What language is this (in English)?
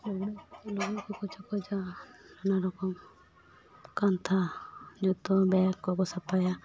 Santali